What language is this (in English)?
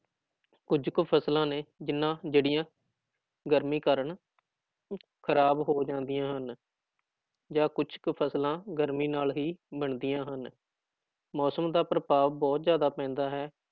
Punjabi